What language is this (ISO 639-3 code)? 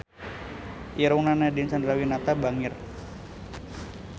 sun